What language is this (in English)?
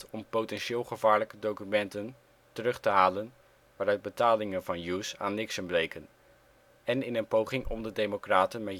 Dutch